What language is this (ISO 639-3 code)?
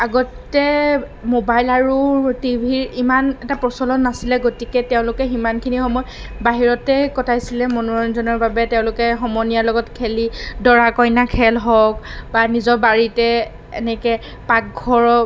asm